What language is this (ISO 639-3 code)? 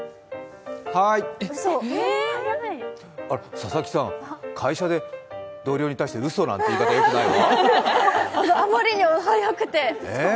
jpn